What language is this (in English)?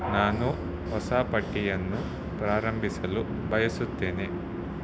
Kannada